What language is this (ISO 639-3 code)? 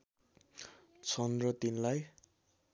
nep